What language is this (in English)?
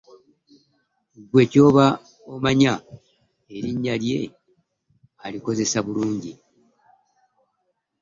Ganda